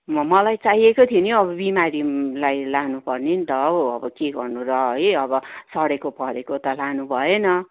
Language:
Nepali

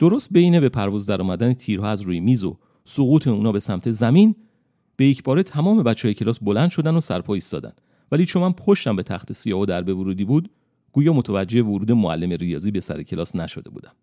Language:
Persian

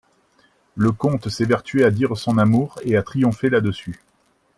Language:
French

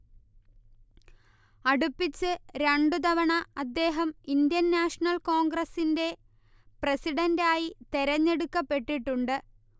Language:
Malayalam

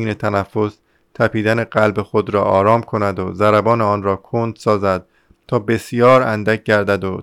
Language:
Persian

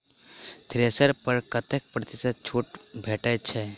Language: Maithili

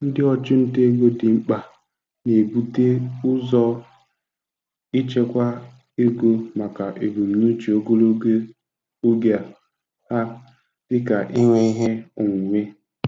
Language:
Igbo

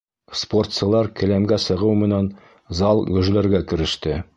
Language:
Bashkir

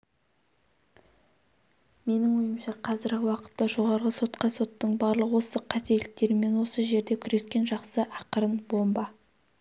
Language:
Kazakh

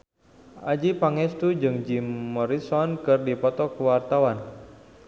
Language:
Sundanese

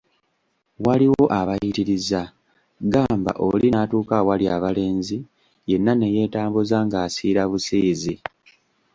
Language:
Ganda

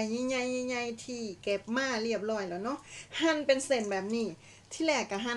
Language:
Thai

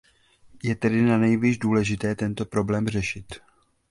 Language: Czech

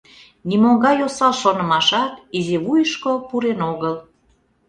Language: Mari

